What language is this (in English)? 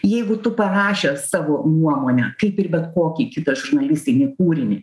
Lithuanian